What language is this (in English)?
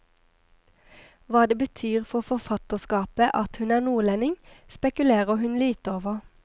Norwegian